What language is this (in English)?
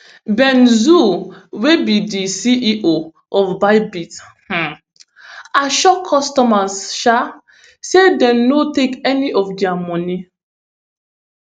Nigerian Pidgin